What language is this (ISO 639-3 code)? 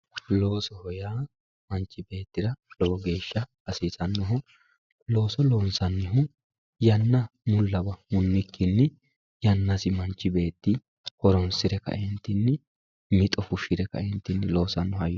sid